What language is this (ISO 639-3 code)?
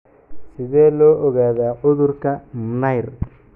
som